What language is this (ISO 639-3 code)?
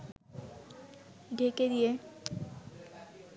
ben